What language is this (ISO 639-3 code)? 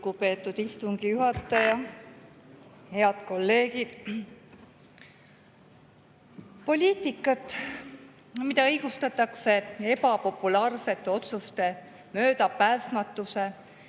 est